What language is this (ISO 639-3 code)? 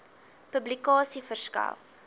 afr